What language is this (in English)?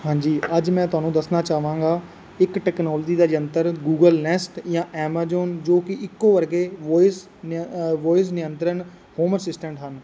Punjabi